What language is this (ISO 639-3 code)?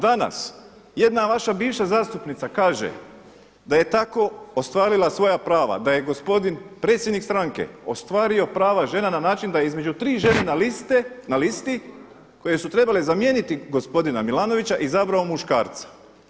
hrv